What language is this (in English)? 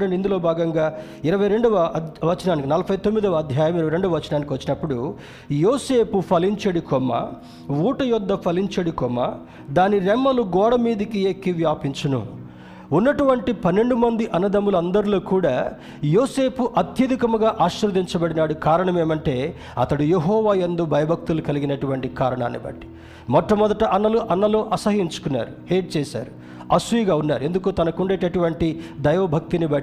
Telugu